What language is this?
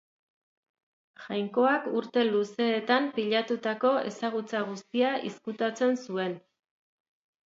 Basque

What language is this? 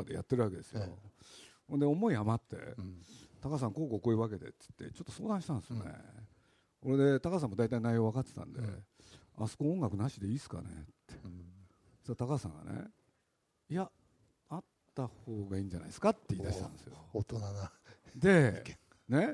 Japanese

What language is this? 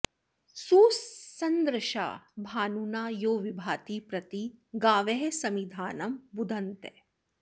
Sanskrit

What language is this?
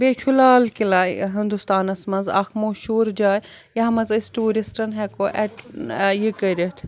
Kashmiri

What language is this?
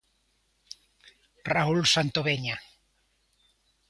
Galician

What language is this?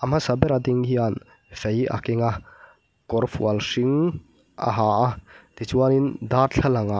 Mizo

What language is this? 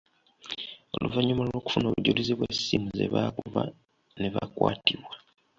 Ganda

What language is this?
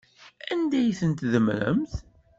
Kabyle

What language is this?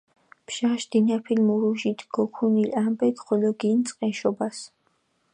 Mingrelian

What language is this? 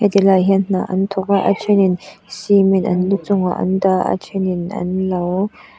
Mizo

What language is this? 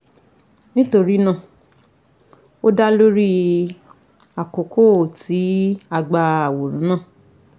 Yoruba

